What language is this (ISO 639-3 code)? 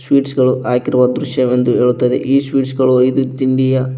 kan